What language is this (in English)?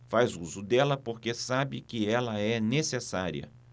Portuguese